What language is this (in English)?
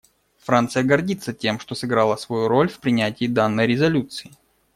Russian